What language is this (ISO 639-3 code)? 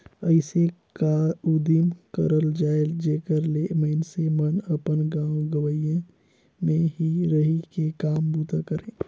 hne